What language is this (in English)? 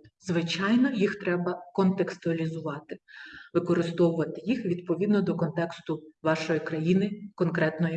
Ukrainian